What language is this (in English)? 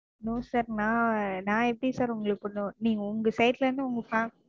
Tamil